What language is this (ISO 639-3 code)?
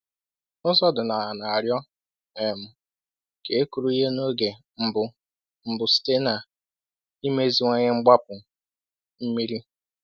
ibo